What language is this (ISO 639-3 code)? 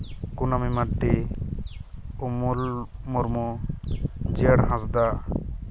sat